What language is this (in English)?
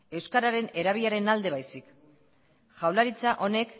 Basque